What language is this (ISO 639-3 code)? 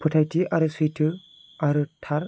brx